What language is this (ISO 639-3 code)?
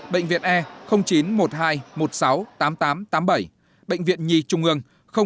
vie